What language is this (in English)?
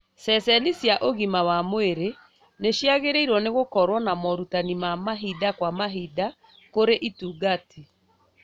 Kikuyu